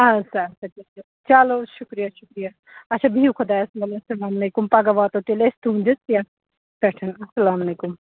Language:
Kashmiri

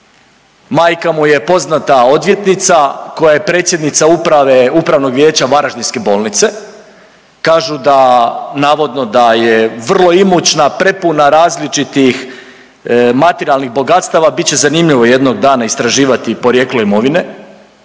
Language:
Croatian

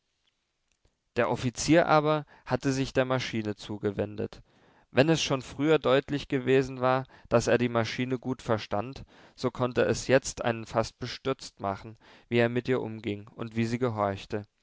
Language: German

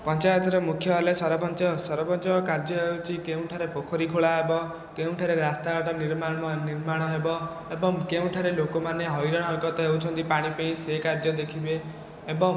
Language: Odia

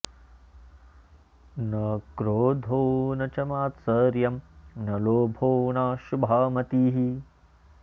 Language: Sanskrit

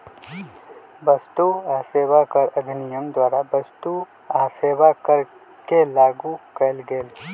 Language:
Magahi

